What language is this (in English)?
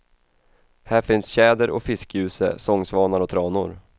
Swedish